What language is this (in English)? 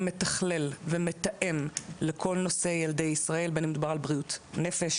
Hebrew